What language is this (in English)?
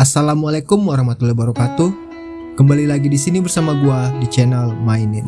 Indonesian